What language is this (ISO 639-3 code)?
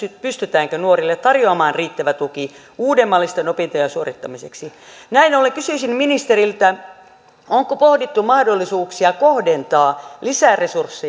fin